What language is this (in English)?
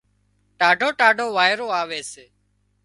Wadiyara Koli